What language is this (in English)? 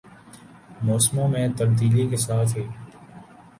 Urdu